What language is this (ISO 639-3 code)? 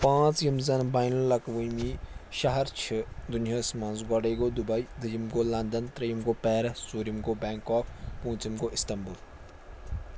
kas